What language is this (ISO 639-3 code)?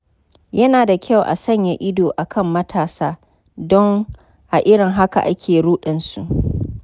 hau